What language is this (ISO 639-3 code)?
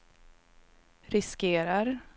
swe